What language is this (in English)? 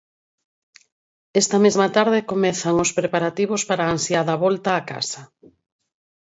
Galician